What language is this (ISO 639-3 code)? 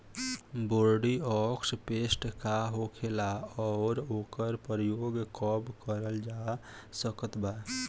bho